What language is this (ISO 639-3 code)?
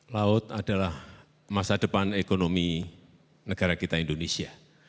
ind